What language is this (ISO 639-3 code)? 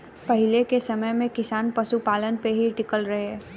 bho